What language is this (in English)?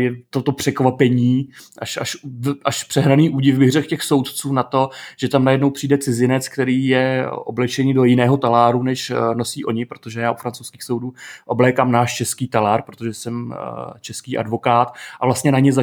Czech